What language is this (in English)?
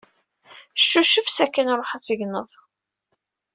Kabyle